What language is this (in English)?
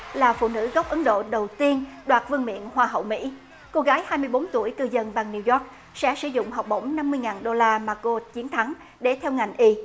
Vietnamese